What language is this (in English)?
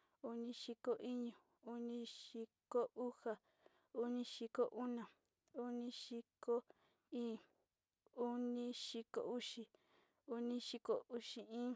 Sinicahua Mixtec